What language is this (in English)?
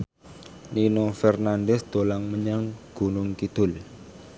Javanese